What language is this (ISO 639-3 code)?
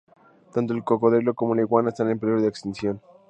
spa